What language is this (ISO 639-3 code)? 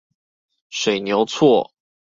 zho